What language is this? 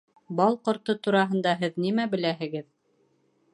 Bashkir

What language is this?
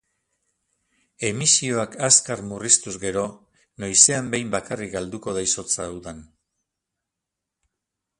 Basque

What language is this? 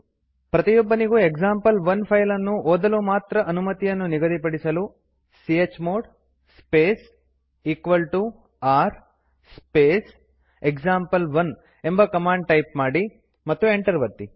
Kannada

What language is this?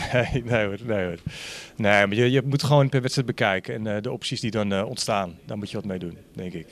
Dutch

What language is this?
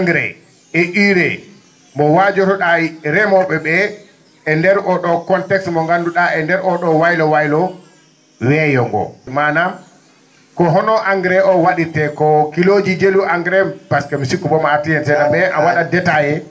Fula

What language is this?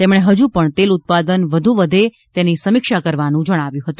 Gujarati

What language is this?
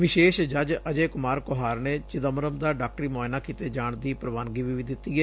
Punjabi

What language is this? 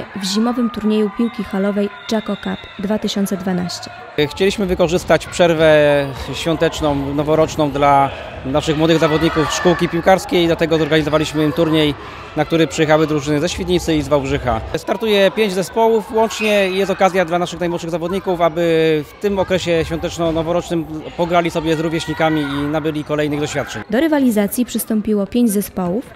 Polish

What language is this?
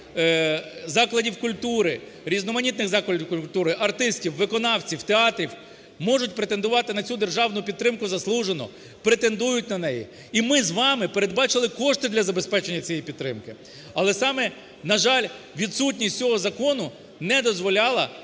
Ukrainian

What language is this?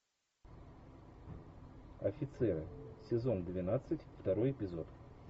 Russian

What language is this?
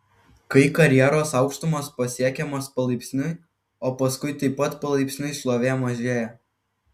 Lithuanian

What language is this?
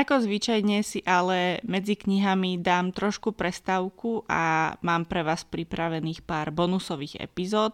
Slovak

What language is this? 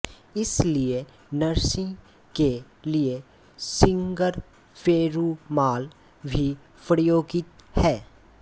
Hindi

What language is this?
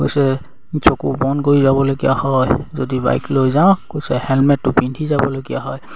Assamese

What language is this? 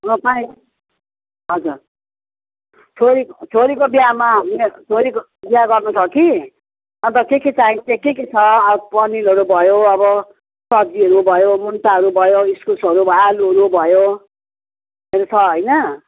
Nepali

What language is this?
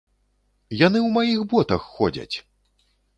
Belarusian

